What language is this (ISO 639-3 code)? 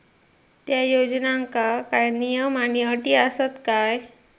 mar